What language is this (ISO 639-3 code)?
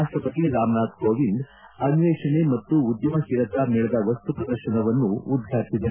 kan